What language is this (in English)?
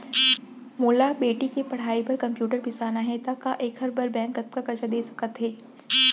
Chhattisgarhi